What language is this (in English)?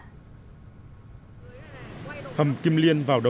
Vietnamese